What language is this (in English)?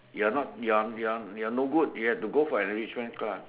English